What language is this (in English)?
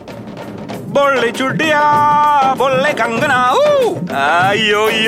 Malay